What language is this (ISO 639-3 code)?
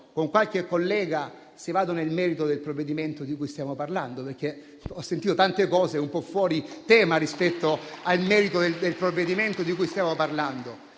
ita